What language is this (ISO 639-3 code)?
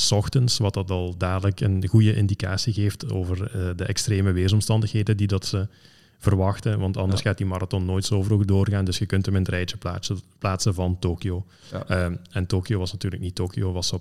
nld